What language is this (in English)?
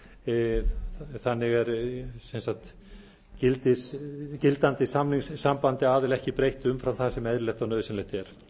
Icelandic